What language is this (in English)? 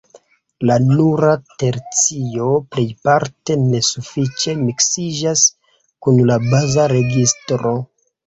Esperanto